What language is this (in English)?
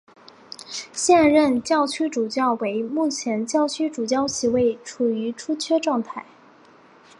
Chinese